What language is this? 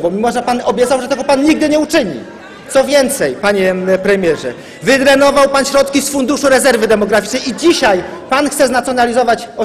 Polish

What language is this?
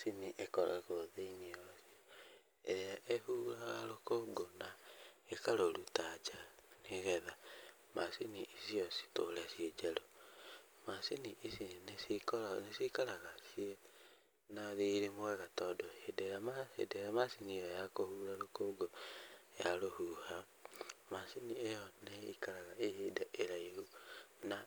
Kikuyu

